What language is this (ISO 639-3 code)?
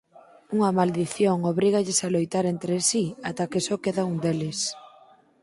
glg